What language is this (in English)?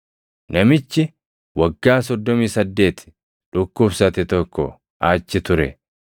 Oromo